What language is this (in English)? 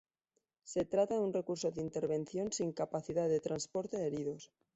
Spanish